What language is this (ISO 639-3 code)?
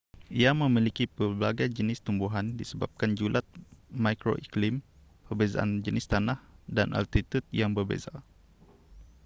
msa